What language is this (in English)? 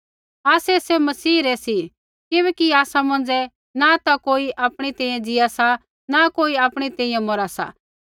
Kullu Pahari